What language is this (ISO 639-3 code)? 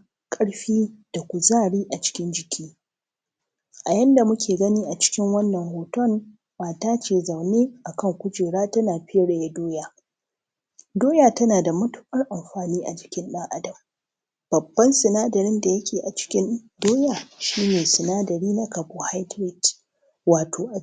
hau